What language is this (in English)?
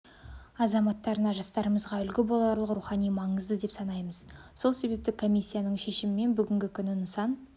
Kazakh